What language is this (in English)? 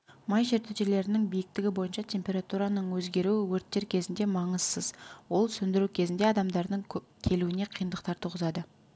Kazakh